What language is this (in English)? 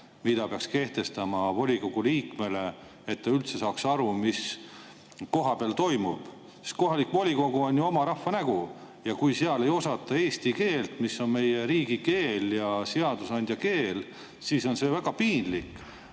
Estonian